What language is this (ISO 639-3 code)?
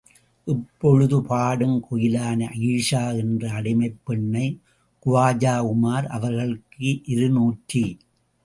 tam